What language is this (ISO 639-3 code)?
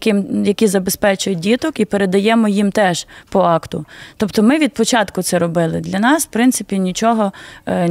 ukr